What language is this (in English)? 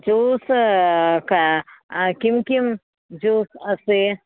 Sanskrit